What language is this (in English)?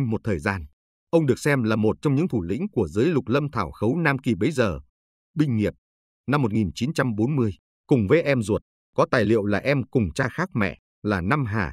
Vietnamese